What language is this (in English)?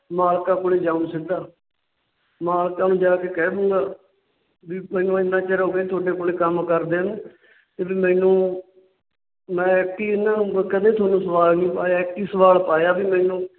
Punjabi